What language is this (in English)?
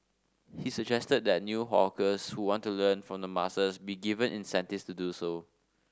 English